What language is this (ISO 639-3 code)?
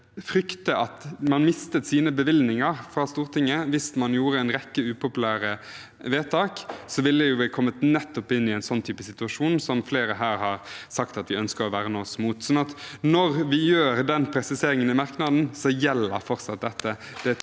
nor